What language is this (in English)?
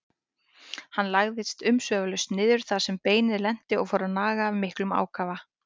Icelandic